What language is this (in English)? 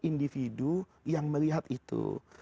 Indonesian